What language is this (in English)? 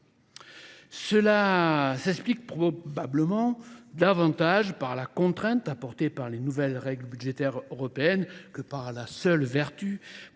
French